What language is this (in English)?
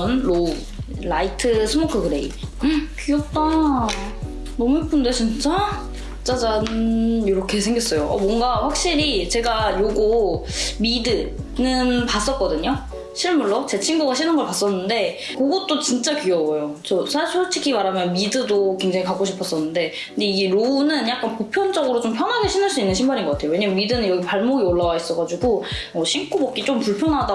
Korean